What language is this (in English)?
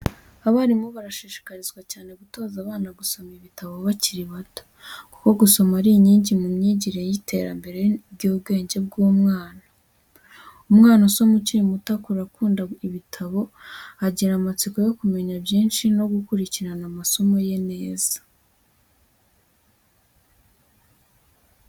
Kinyarwanda